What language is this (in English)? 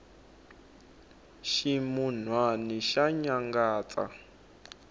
Tsonga